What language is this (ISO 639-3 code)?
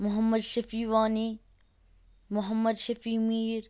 kas